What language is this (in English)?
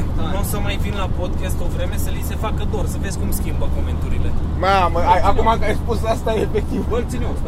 Romanian